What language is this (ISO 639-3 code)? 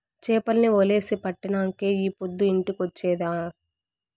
tel